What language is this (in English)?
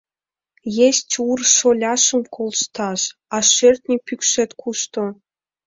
Mari